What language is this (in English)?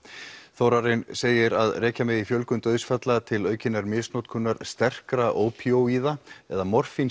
Icelandic